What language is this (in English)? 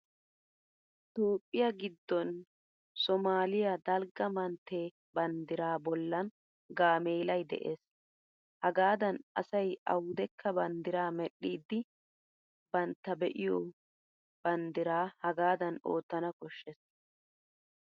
Wolaytta